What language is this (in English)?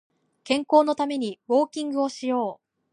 Japanese